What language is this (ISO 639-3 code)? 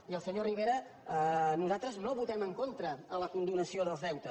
cat